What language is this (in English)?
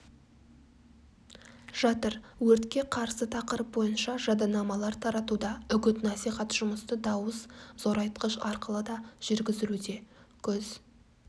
Kazakh